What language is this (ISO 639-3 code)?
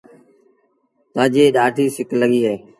sbn